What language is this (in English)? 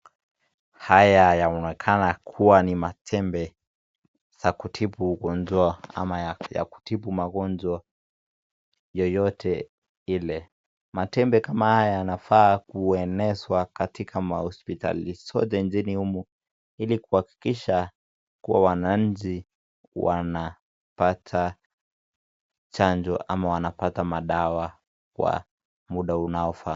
Swahili